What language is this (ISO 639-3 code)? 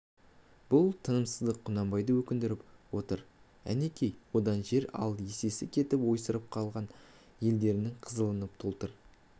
kaz